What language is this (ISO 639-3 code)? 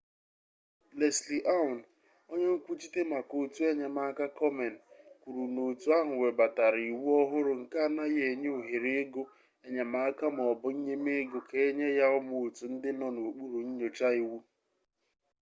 ibo